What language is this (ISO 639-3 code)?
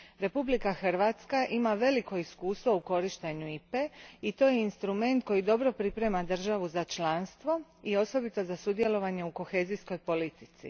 hrv